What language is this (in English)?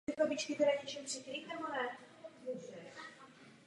Czech